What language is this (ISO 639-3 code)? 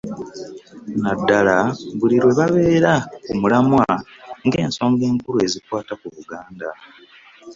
lug